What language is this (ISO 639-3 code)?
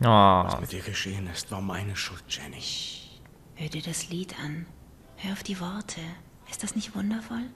deu